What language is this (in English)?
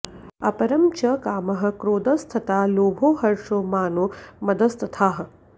Sanskrit